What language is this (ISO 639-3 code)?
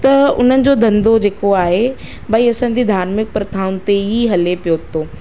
snd